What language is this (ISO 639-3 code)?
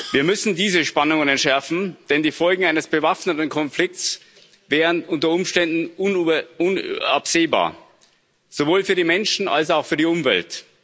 deu